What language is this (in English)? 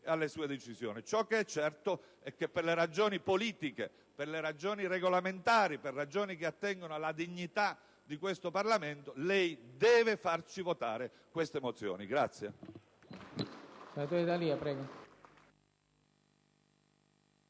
Italian